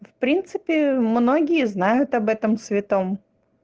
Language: Russian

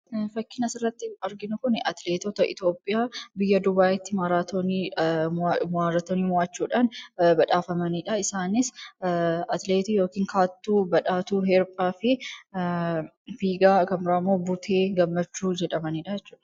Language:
Oromo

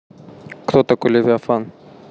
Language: Russian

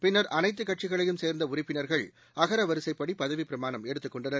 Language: Tamil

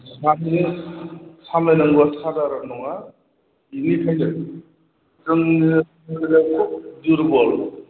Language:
Bodo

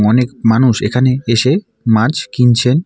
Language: Bangla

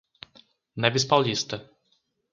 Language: Portuguese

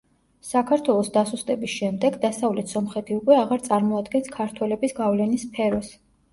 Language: Georgian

